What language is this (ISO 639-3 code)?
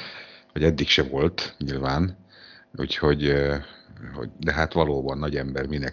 hun